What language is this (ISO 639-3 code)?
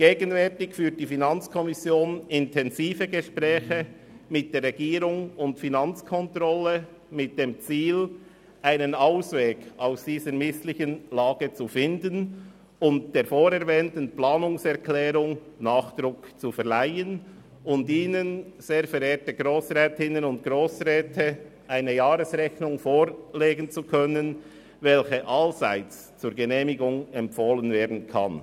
gsw